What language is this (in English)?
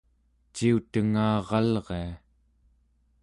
Central Yupik